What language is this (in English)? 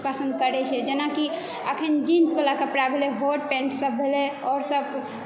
Maithili